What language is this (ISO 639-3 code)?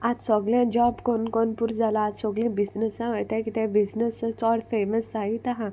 kok